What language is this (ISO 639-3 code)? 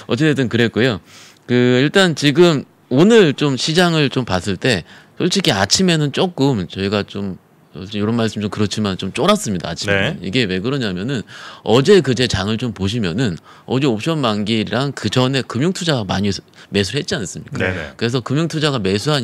kor